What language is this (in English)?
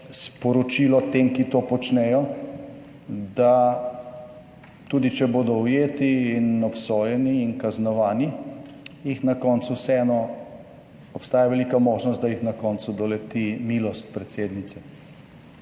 Slovenian